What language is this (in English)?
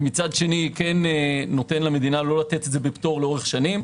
Hebrew